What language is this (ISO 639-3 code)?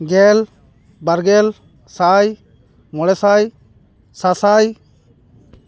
sat